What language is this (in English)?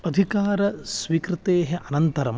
Sanskrit